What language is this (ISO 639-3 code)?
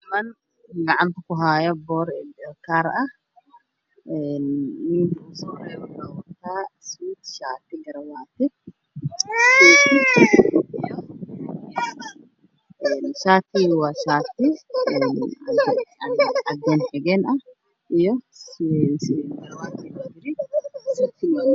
som